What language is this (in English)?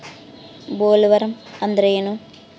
Kannada